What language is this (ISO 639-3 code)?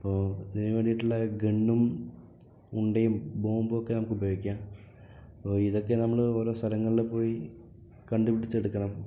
mal